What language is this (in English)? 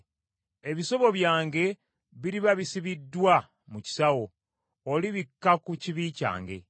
Ganda